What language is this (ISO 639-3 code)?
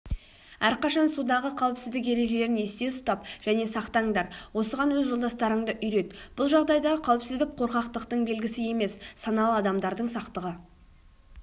kaz